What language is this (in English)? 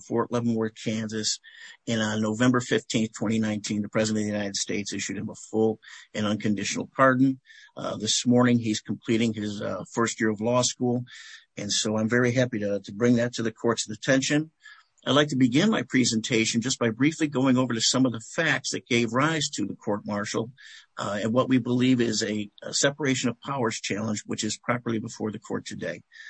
English